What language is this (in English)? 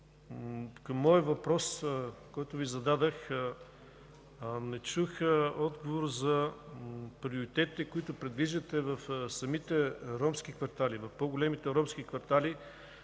Bulgarian